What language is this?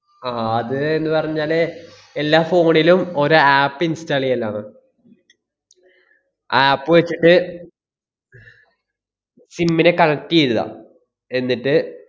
Malayalam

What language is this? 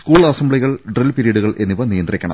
Malayalam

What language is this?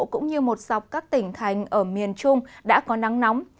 Vietnamese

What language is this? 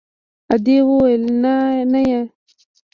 Pashto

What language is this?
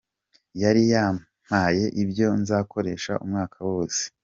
Kinyarwanda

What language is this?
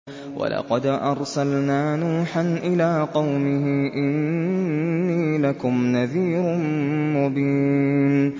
Arabic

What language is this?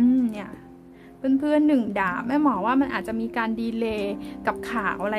Thai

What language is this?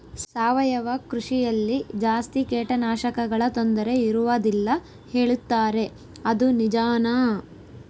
Kannada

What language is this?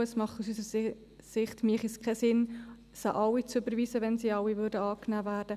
Swiss German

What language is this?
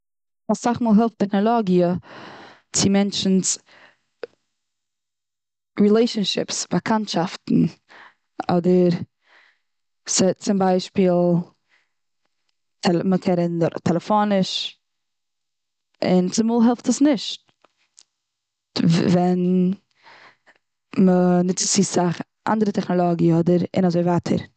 Yiddish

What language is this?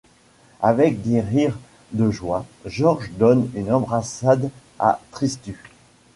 French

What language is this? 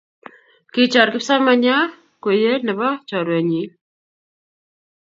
Kalenjin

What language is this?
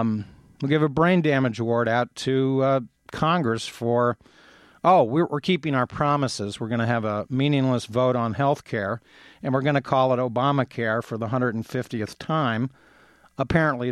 English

